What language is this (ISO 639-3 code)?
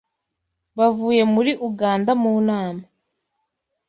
kin